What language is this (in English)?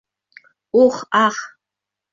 Bashkir